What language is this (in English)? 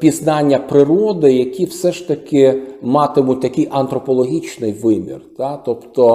Ukrainian